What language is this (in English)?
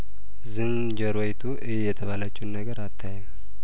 Amharic